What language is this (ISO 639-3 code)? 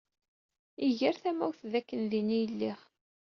kab